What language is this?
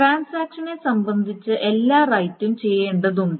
Malayalam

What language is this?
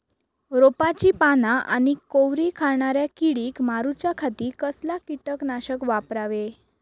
Marathi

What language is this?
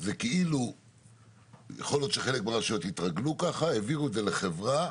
Hebrew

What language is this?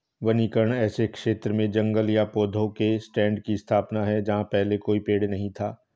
Hindi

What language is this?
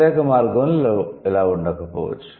Telugu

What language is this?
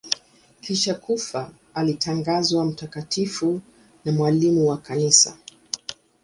Swahili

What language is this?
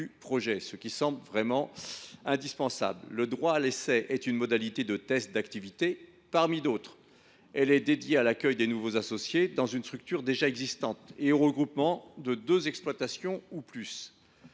French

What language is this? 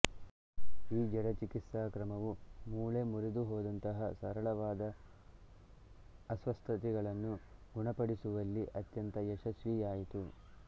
Kannada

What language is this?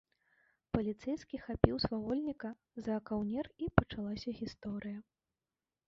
Belarusian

